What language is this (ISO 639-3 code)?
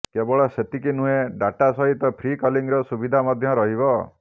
ori